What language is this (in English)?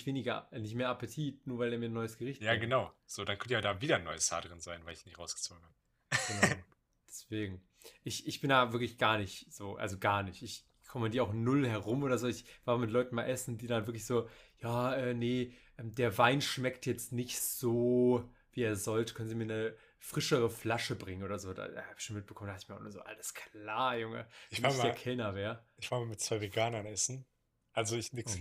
German